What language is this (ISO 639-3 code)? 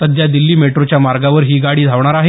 mar